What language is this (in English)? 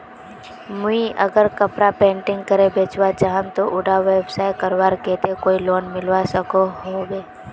Magahi